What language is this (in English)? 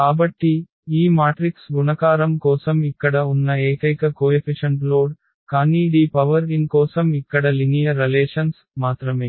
Telugu